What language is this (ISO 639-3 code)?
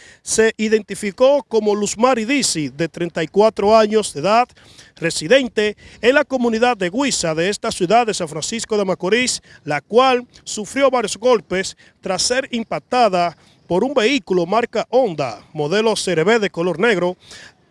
spa